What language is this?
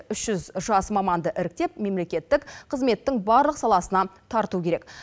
Kazakh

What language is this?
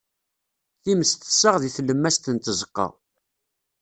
Kabyle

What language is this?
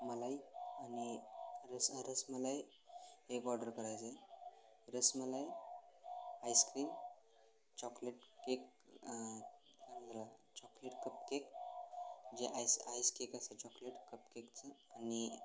Marathi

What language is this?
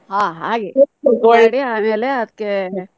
Kannada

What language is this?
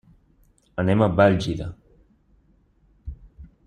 Catalan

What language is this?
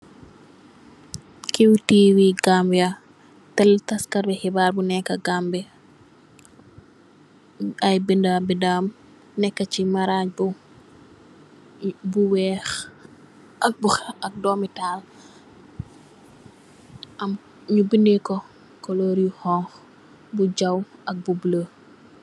Wolof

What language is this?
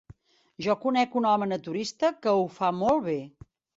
Catalan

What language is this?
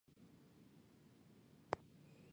Chinese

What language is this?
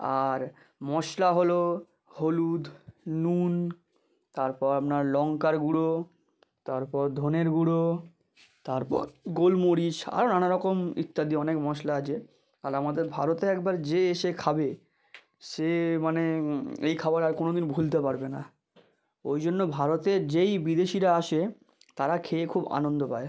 Bangla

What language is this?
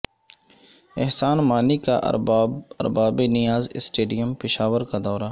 Urdu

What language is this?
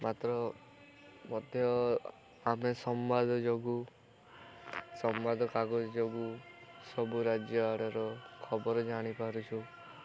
Odia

